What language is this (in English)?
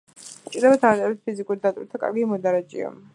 Georgian